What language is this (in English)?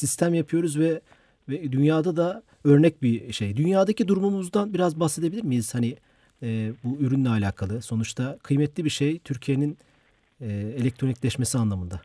Turkish